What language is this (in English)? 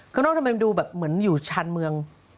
Thai